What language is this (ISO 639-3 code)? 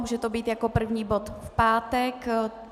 ces